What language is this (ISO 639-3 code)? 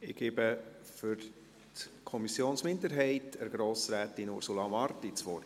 gsw